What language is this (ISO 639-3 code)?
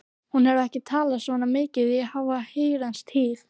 isl